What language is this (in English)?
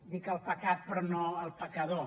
Catalan